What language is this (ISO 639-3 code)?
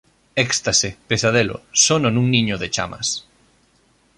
glg